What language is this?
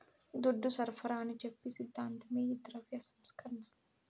Telugu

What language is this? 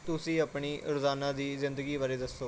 Punjabi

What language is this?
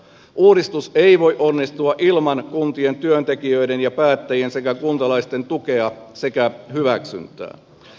Finnish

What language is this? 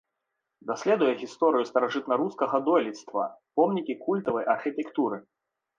Belarusian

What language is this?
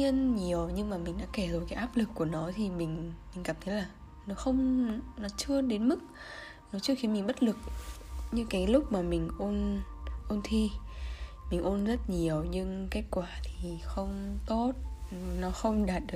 Vietnamese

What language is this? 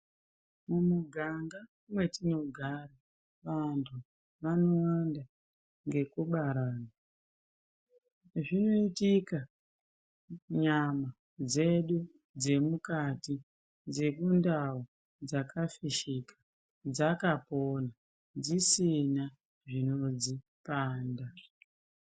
Ndau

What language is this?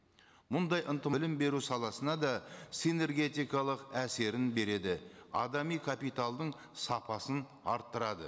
Kazakh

